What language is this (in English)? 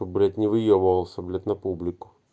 Russian